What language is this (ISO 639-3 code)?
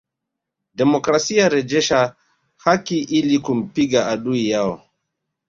swa